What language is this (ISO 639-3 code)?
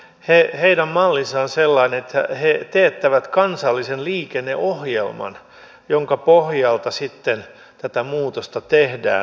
fin